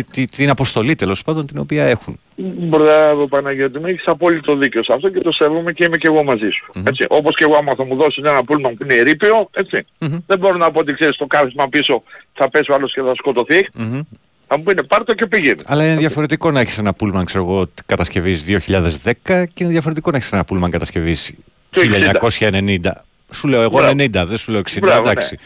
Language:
Greek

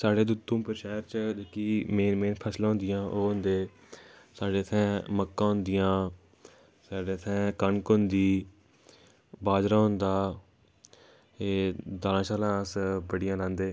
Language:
Dogri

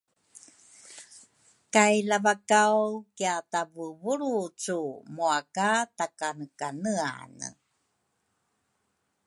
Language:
Rukai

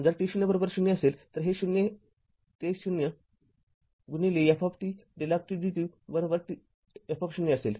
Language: Marathi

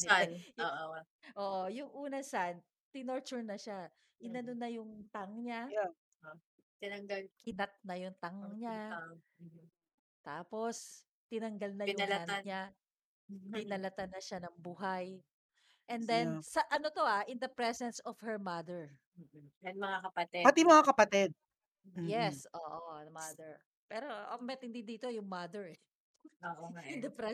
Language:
Filipino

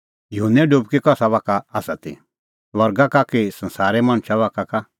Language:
Kullu Pahari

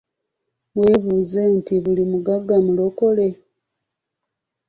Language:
Ganda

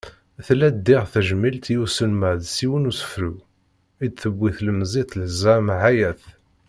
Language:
Kabyle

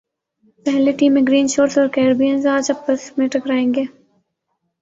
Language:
Urdu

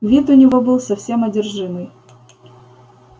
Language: Russian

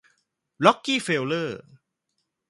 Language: Thai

